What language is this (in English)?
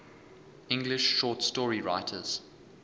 English